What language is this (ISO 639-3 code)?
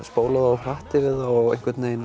isl